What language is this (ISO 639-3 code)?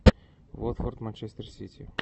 rus